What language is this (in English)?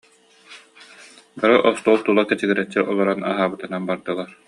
Yakut